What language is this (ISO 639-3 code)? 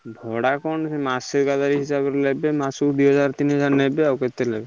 ori